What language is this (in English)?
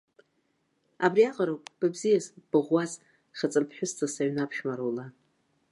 Abkhazian